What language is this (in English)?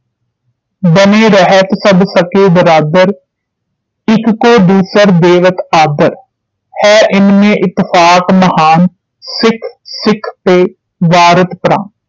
Punjabi